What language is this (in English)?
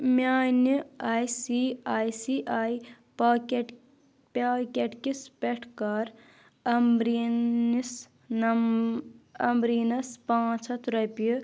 Kashmiri